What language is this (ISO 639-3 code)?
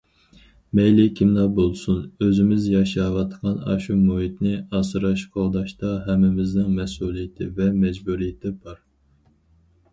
uig